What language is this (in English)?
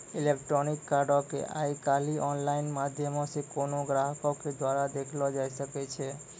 Maithili